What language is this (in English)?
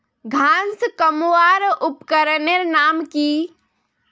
Magahi